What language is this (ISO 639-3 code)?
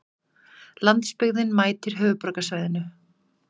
isl